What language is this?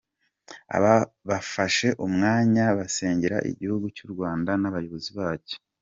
Kinyarwanda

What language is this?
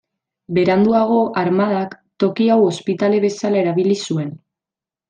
Basque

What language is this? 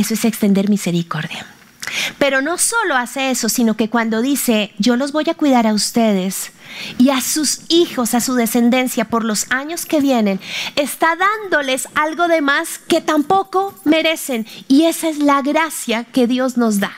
Spanish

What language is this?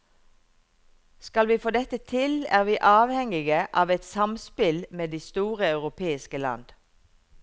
Norwegian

